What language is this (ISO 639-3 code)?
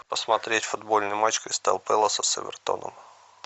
rus